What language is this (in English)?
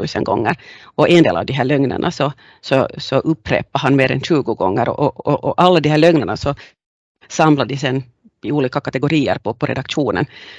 Swedish